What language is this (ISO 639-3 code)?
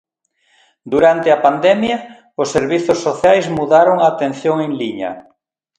glg